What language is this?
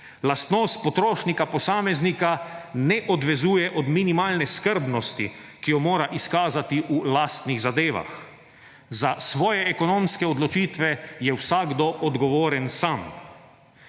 Slovenian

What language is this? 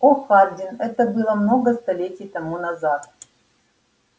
Russian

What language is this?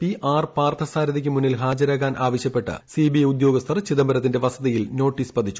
Malayalam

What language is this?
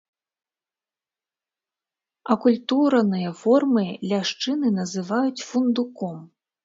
Belarusian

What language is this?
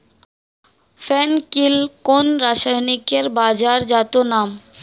Bangla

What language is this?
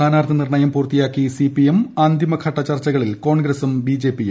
Malayalam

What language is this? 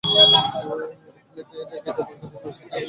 Bangla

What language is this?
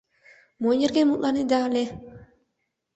Mari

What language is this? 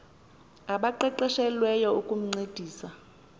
Xhosa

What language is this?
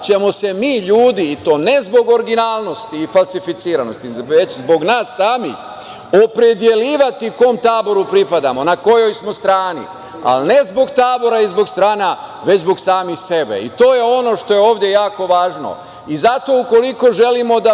Serbian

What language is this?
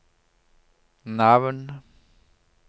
Norwegian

